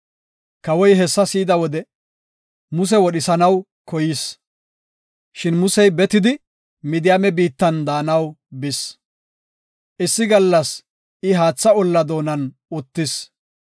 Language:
Gofa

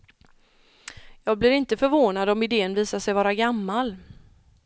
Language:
Swedish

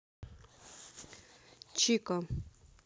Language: Russian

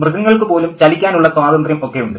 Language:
Malayalam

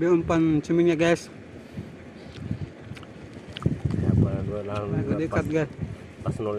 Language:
Indonesian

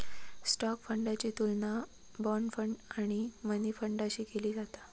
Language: Marathi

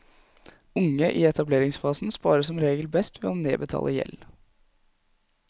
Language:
Norwegian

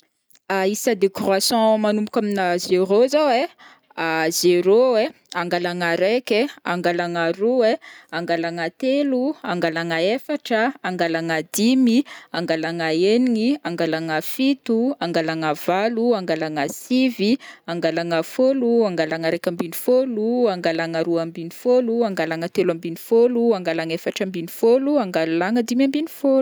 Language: Northern Betsimisaraka Malagasy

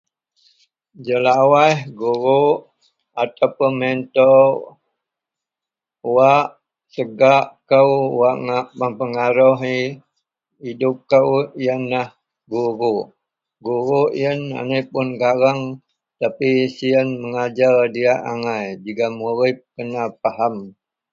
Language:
Central Melanau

